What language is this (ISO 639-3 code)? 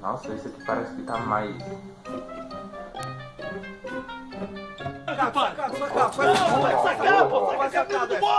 por